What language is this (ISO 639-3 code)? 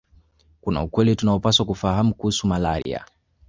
swa